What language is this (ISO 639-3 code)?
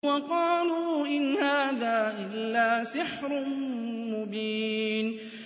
ara